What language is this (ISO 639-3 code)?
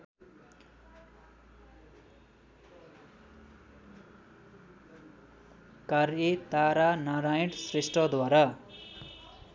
nep